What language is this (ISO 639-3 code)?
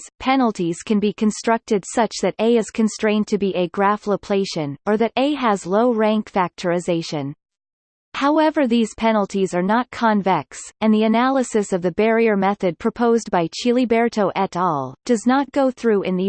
eng